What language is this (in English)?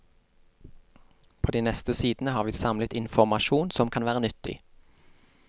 Norwegian